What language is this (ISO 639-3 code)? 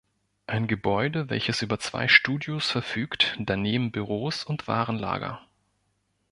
deu